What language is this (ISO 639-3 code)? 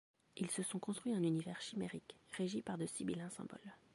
fra